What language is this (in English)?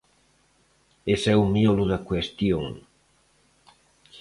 Galician